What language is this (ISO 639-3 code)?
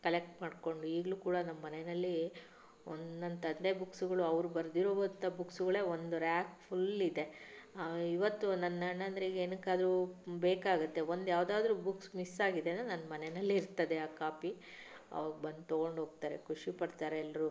kan